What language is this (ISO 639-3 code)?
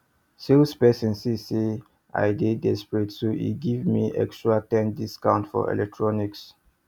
pcm